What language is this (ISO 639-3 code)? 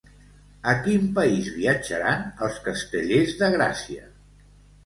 cat